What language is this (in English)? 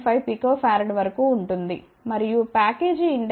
Telugu